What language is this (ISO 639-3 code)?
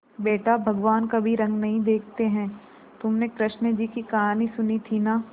hin